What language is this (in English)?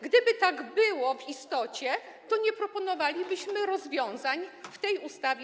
Polish